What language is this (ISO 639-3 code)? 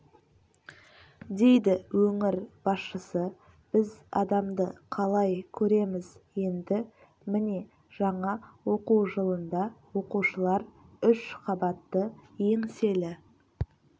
kaz